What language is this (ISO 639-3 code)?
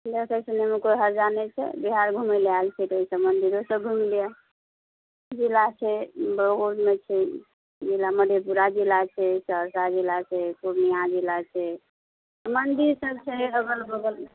mai